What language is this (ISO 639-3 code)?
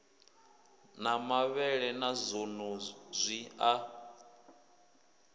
ven